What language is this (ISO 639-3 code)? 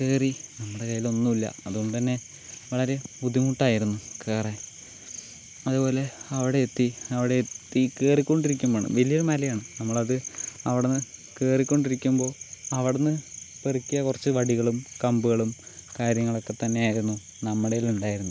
mal